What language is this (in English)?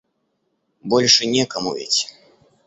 Russian